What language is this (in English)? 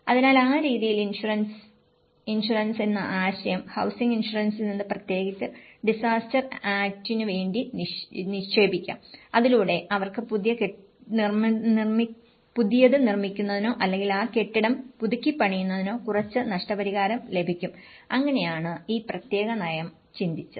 Malayalam